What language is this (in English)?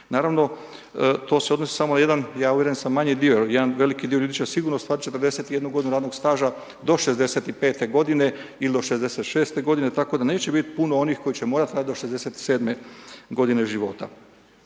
Croatian